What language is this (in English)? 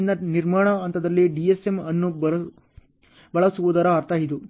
Kannada